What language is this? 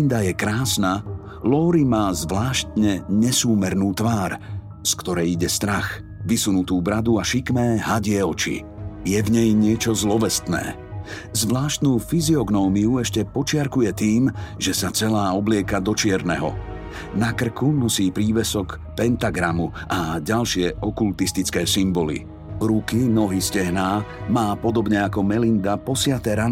Slovak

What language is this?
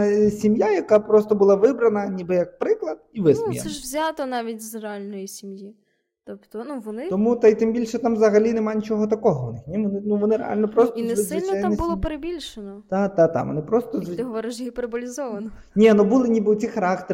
Ukrainian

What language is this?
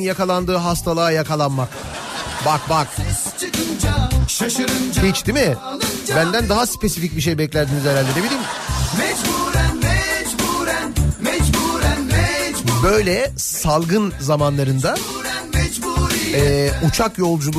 Turkish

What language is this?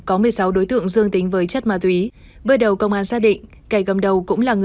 Vietnamese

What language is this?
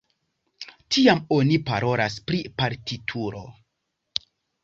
Esperanto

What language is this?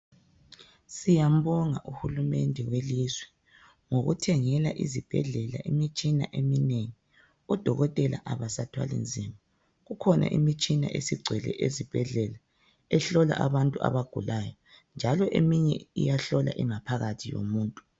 North Ndebele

